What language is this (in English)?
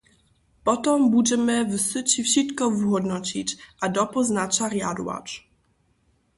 Upper Sorbian